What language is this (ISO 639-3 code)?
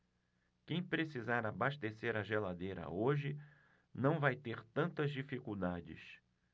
por